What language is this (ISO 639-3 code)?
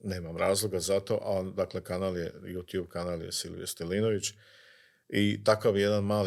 hrv